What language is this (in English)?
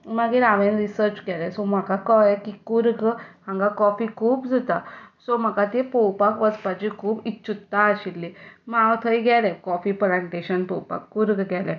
Konkani